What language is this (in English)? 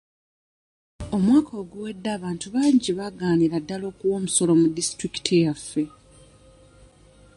Ganda